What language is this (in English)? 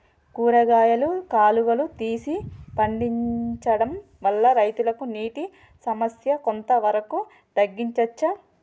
Telugu